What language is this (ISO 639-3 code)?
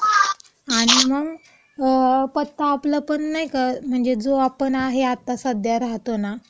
mar